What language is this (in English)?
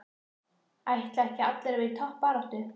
Icelandic